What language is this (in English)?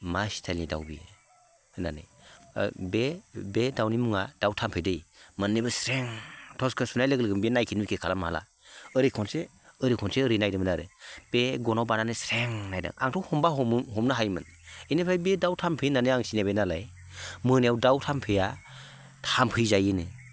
Bodo